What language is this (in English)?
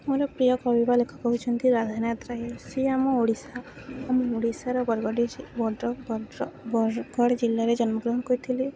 Odia